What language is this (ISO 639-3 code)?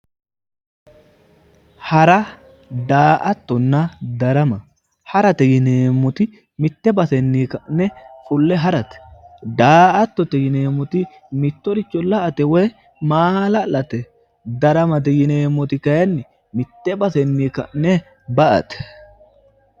sid